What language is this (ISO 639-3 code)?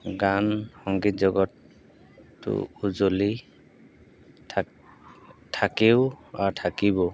asm